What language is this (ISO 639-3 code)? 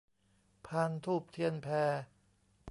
tha